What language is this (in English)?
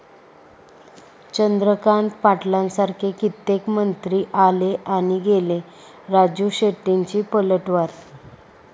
Marathi